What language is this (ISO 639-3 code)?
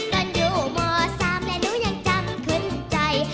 tha